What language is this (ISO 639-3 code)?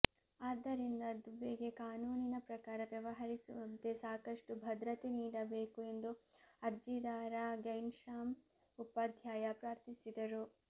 kan